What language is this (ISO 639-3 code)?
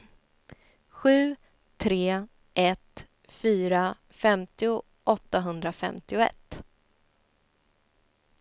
swe